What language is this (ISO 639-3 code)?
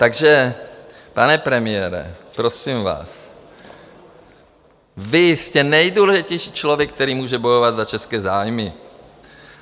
ces